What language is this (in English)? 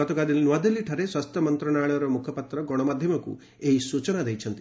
Odia